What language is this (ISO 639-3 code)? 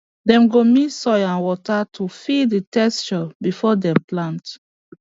pcm